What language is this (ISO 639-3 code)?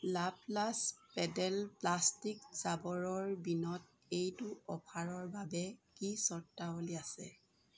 asm